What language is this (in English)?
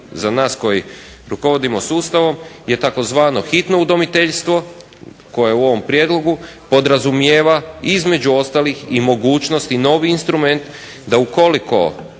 Croatian